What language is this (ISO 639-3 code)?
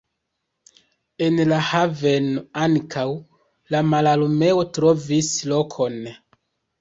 epo